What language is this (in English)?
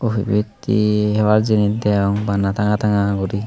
Chakma